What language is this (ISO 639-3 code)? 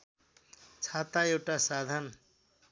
nep